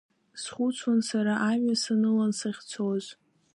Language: Abkhazian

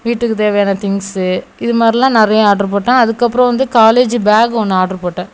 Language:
Tamil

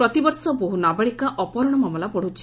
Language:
Odia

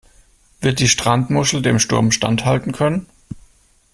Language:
German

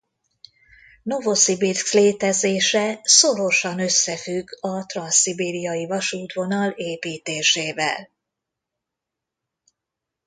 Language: Hungarian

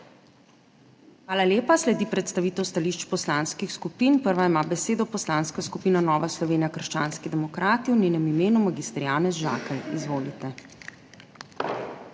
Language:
Slovenian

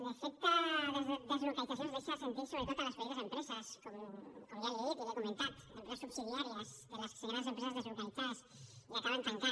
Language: Catalan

